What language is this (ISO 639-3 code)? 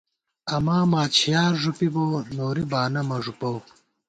gwt